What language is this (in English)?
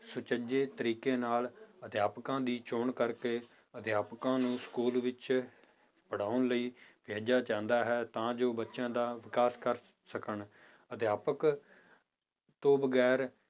Punjabi